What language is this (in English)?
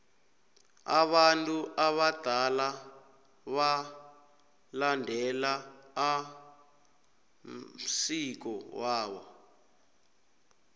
South Ndebele